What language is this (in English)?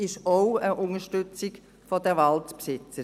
Swiss German